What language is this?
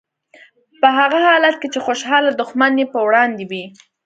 Pashto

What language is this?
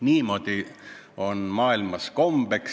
Estonian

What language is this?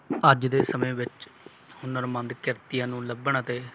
Punjabi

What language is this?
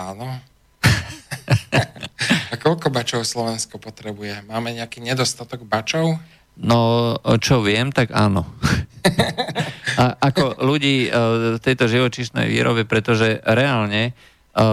Slovak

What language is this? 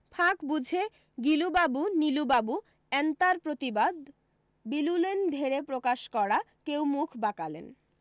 Bangla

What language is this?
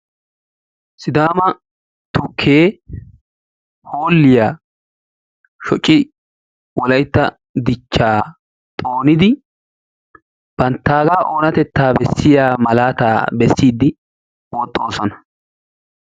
Wolaytta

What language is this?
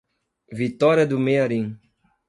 Portuguese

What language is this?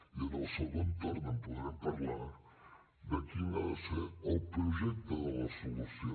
Catalan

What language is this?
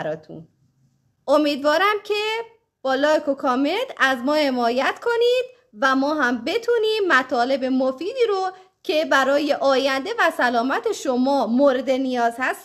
Persian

